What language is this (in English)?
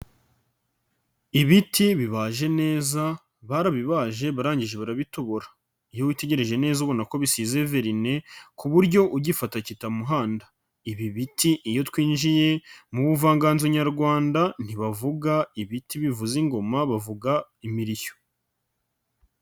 Kinyarwanda